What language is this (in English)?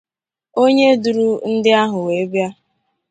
Igbo